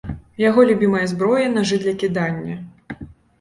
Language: Belarusian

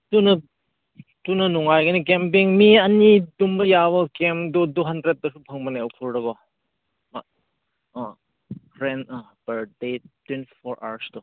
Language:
Manipuri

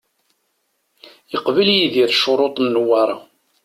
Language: Kabyle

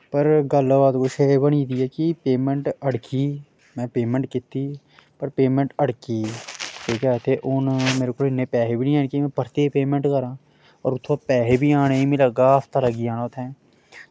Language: Dogri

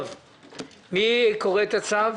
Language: Hebrew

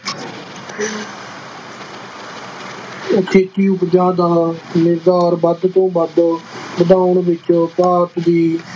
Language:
Punjabi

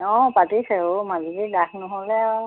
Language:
Assamese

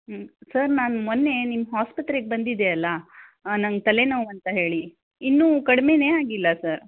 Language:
Kannada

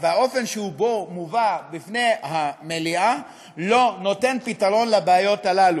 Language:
Hebrew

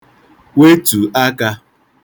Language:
Igbo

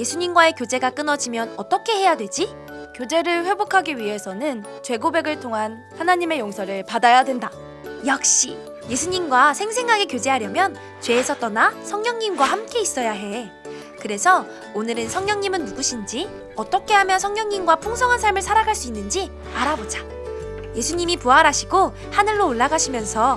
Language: Korean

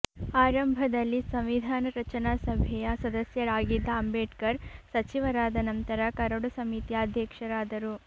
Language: Kannada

